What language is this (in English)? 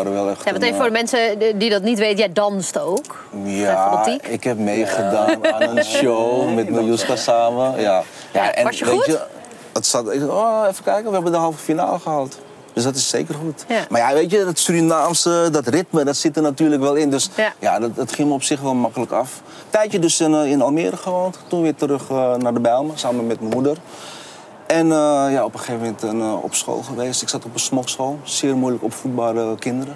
Dutch